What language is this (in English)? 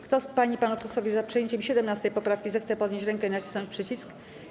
Polish